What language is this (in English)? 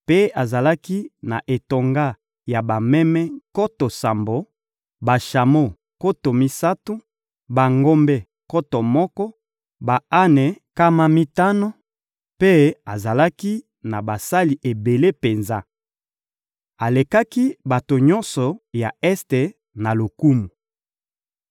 Lingala